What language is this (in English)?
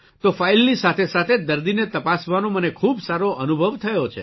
Gujarati